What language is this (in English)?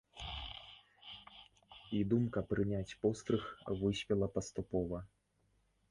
Belarusian